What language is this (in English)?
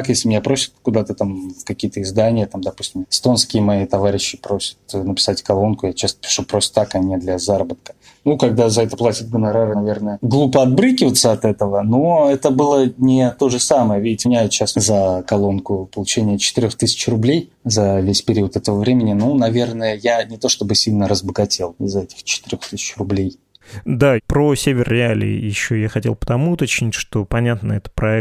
Russian